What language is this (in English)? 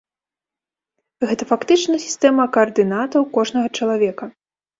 Belarusian